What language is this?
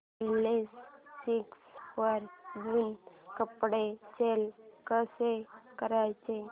Marathi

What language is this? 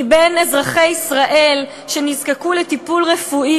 Hebrew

